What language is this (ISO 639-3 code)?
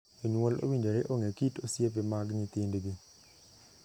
luo